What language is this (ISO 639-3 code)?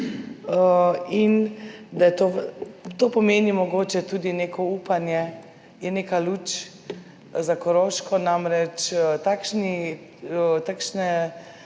slv